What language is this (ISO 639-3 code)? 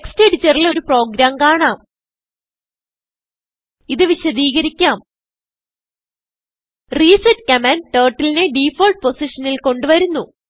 mal